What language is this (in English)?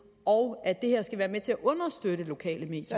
Danish